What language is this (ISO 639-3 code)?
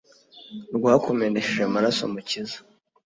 kin